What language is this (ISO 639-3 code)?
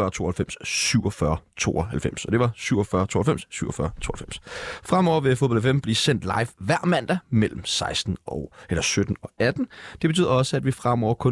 dan